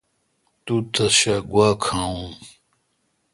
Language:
Kalkoti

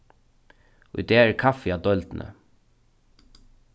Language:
Faroese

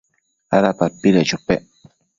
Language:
Matsés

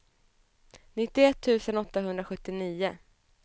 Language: Swedish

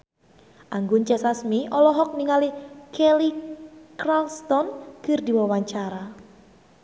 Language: Sundanese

